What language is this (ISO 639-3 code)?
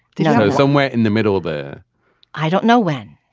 eng